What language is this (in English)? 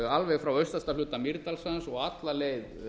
Icelandic